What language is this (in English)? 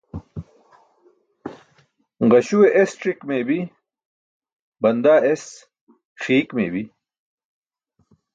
Burushaski